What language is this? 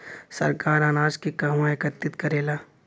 Bhojpuri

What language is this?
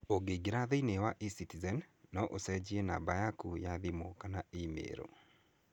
Kikuyu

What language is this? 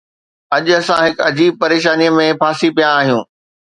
Sindhi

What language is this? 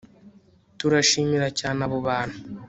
Kinyarwanda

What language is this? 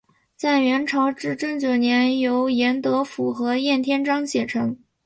Chinese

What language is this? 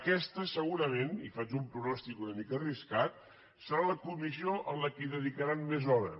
Catalan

